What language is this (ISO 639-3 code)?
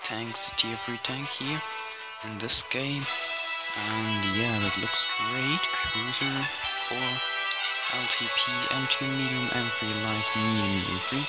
eng